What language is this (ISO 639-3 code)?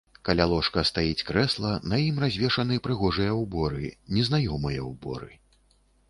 bel